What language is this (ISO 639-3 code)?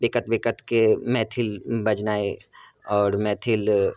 mai